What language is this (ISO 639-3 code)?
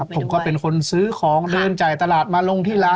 tha